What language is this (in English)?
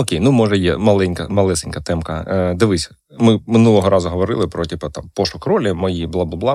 Ukrainian